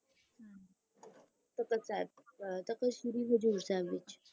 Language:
Punjabi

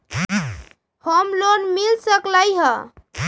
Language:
Magahi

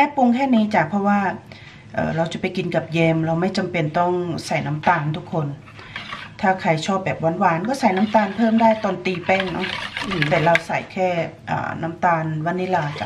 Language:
Thai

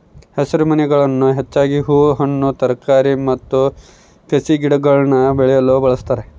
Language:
Kannada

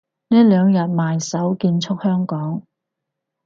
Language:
Cantonese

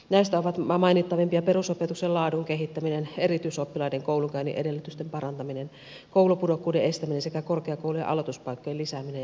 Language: Finnish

